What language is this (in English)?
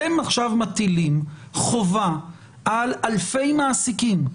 Hebrew